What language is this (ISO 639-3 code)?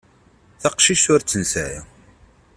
kab